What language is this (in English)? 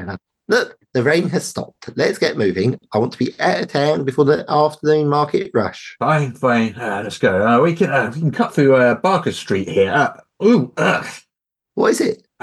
English